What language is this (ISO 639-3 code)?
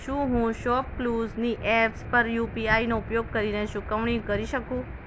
guj